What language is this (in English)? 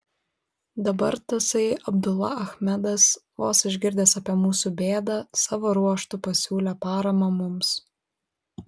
Lithuanian